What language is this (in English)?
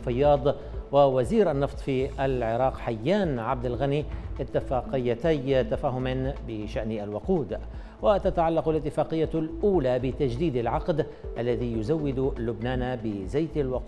Arabic